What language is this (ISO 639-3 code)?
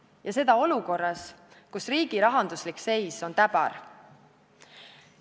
est